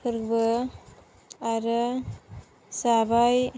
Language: Bodo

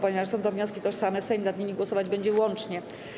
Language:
Polish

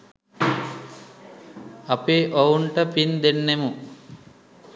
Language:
Sinhala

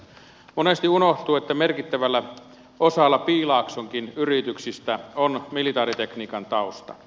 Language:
Finnish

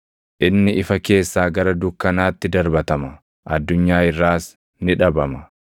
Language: Oromo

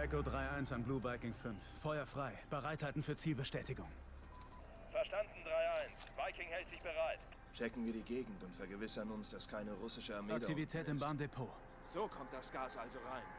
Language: German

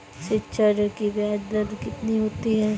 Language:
Hindi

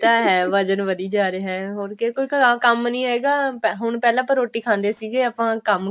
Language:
Punjabi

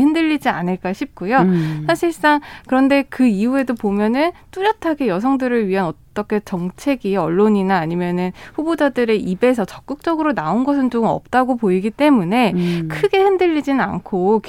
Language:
Korean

